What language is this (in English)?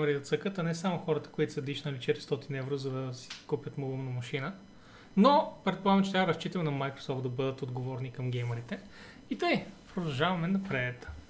Bulgarian